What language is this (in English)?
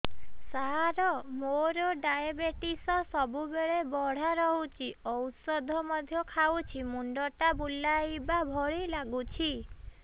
Odia